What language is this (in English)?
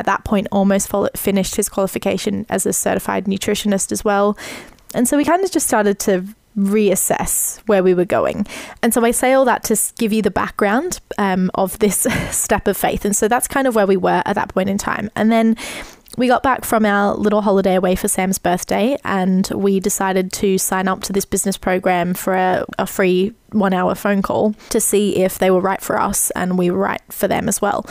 English